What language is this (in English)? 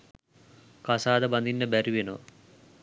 Sinhala